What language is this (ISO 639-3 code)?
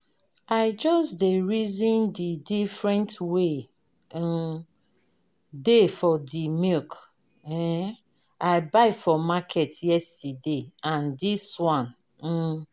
pcm